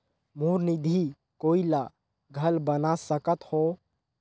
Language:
Chhattisgarhi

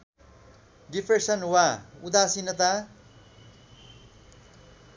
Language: Nepali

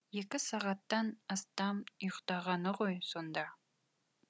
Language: Kazakh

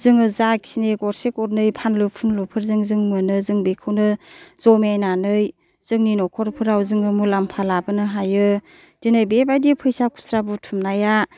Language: Bodo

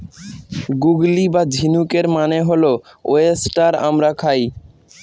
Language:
Bangla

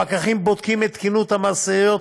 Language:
Hebrew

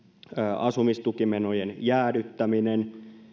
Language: Finnish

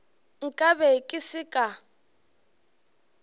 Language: Northern Sotho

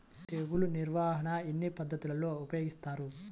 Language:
Telugu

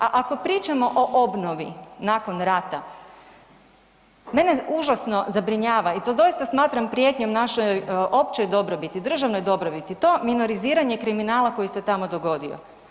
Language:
Croatian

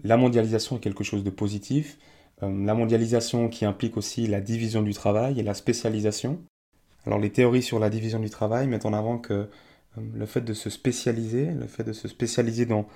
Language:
French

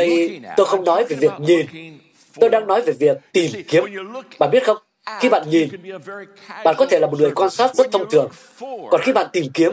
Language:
Vietnamese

